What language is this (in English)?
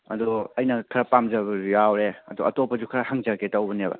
Manipuri